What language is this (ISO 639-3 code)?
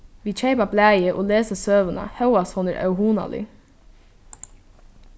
fao